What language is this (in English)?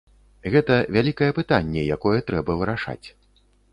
Belarusian